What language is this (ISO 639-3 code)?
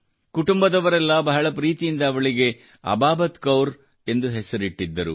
kan